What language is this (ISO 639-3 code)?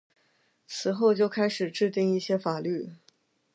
zho